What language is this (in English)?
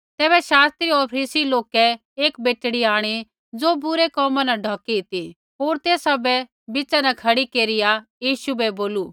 Kullu Pahari